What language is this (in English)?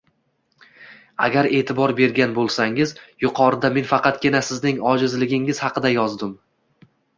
Uzbek